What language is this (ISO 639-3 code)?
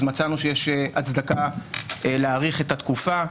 heb